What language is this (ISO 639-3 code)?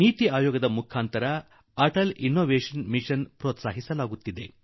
kan